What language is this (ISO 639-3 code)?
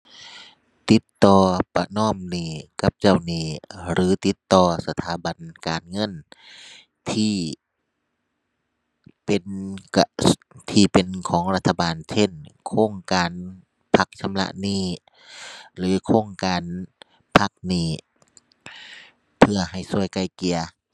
tha